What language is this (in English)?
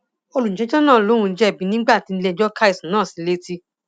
Yoruba